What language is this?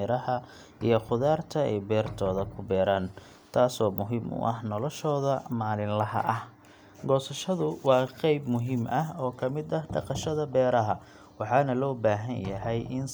Somali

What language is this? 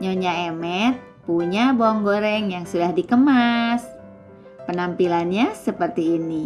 Indonesian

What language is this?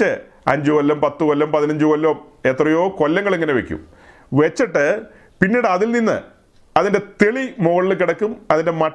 Malayalam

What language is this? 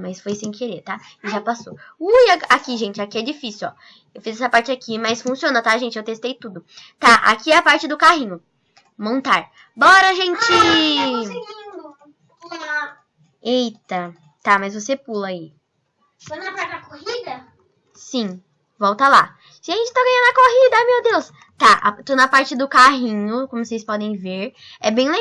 Portuguese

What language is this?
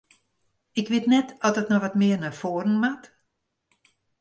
Western Frisian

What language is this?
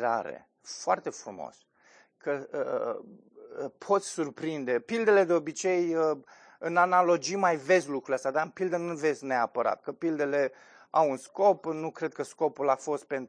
Romanian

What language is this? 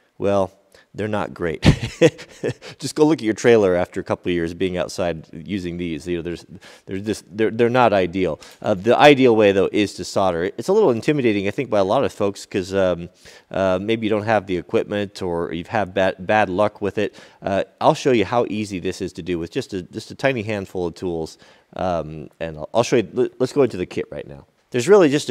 English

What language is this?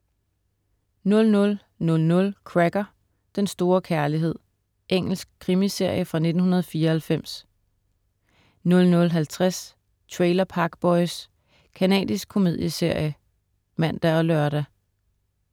Danish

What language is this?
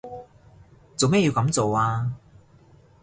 Cantonese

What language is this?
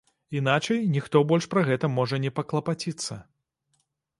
Belarusian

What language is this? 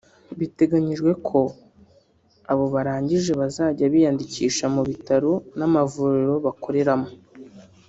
Kinyarwanda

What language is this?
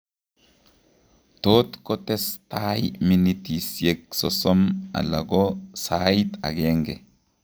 Kalenjin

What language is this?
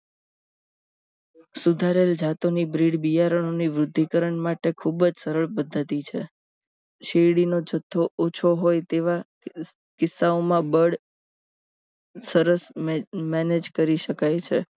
Gujarati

